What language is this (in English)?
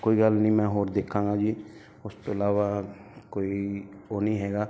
Punjabi